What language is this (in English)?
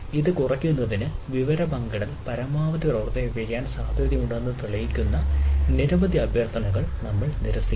Malayalam